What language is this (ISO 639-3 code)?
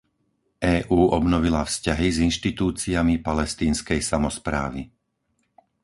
slk